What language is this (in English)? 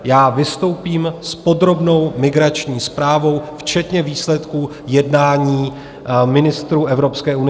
Czech